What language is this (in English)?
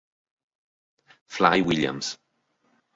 Italian